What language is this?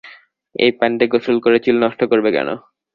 Bangla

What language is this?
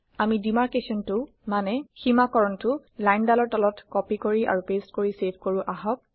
Assamese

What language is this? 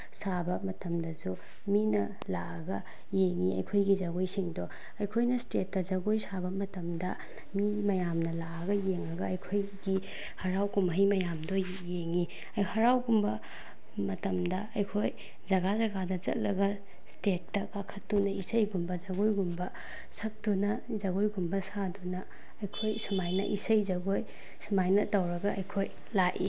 Manipuri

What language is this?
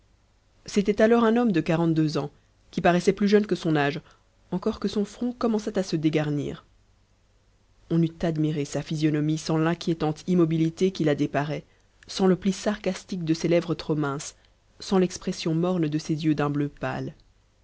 French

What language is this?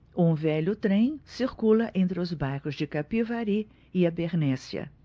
Portuguese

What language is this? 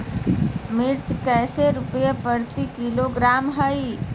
Magahi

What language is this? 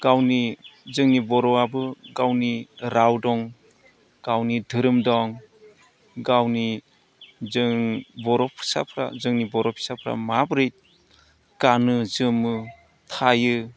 Bodo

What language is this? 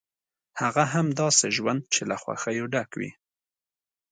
Pashto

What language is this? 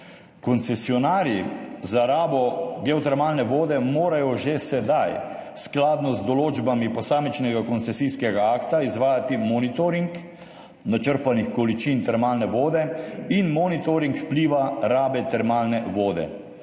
Slovenian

